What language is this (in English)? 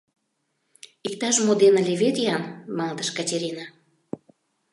Mari